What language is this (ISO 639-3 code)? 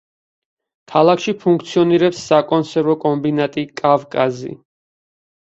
kat